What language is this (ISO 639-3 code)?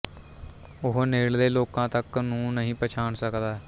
pan